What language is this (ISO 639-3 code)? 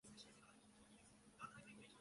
jpn